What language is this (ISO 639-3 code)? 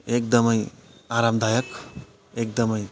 nep